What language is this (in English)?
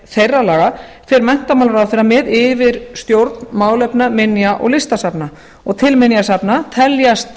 Icelandic